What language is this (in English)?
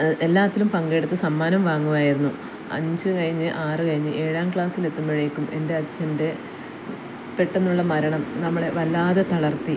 Malayalam